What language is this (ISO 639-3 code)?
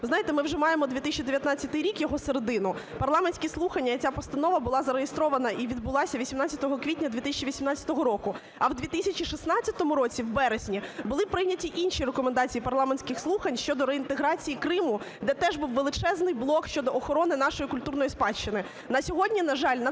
ukr